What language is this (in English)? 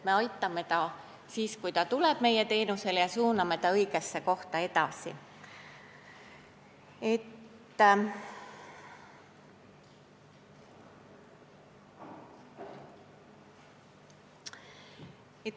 Estonian